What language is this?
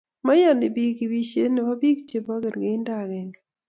Kalenjin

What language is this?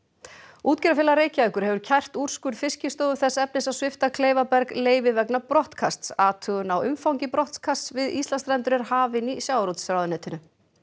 Icelandic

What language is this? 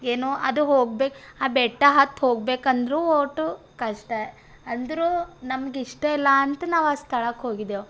Kannada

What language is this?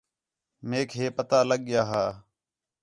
Khetrani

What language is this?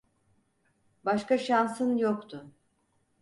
Turkish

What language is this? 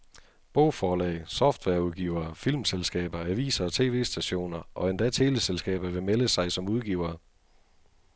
Danish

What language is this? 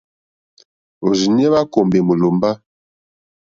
Mokpwe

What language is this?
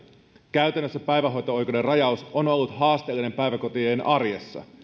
Finnish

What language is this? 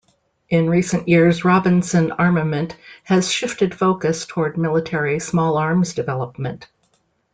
English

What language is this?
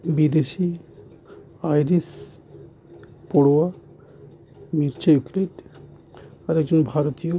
Bangla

